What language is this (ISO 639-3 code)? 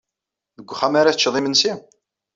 kab